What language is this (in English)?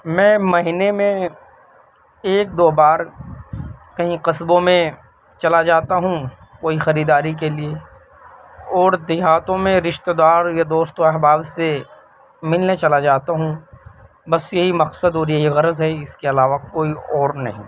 Urdu